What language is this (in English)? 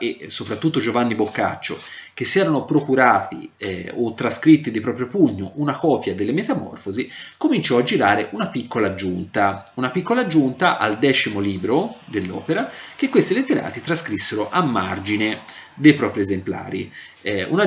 Italian